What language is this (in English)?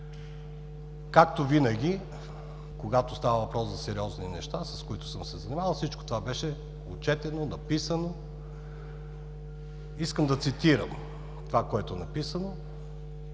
Bulgarian